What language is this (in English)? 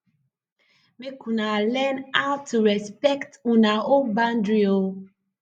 Nigerian Pidgin